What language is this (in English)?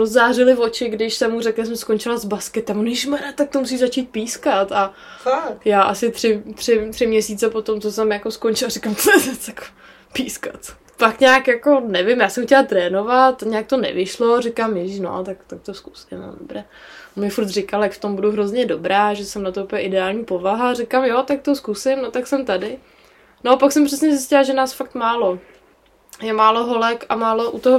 Czech